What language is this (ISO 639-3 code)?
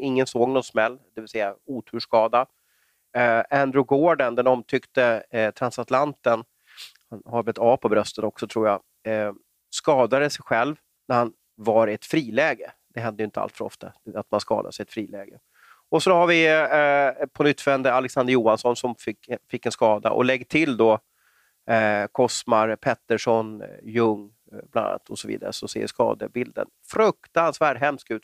swe